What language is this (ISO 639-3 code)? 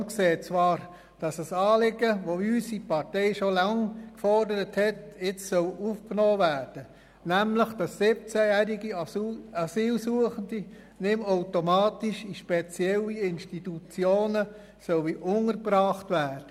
gsw